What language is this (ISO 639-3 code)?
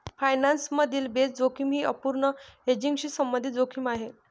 mar